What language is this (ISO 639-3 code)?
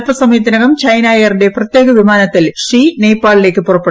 mal